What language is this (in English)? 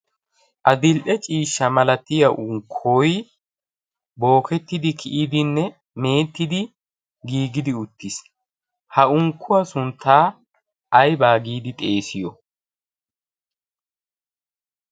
Wolaytta